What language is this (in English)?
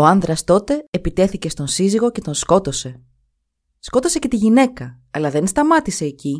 Greek